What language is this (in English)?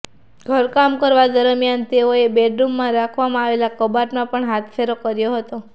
Gujarati